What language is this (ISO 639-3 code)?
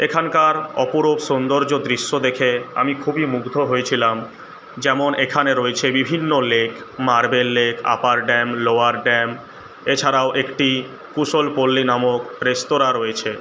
ben